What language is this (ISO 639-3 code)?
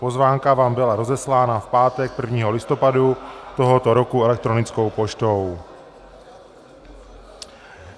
ces